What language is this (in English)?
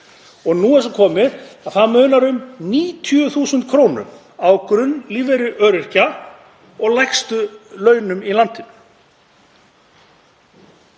Icelandic